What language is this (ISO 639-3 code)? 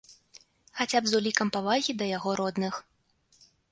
bel